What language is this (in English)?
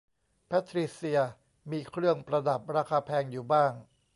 Thai